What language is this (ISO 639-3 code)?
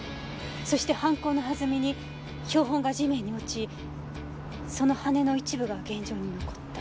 jpn